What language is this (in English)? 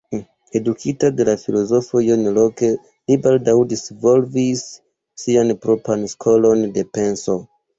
Esperanto